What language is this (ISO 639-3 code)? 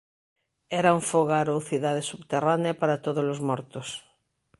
glg